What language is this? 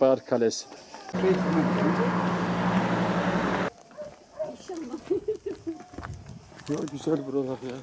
Turkish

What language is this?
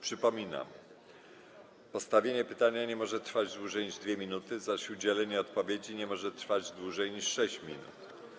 Polish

